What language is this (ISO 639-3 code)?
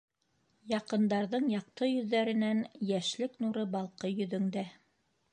bak